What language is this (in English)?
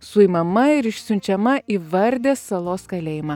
Lithuanian